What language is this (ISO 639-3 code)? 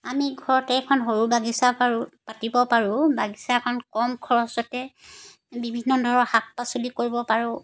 asm